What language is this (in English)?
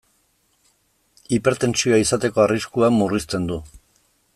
Basque